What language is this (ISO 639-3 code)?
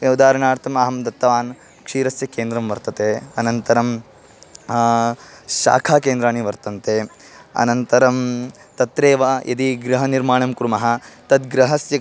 san